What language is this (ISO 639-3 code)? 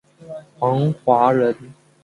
zho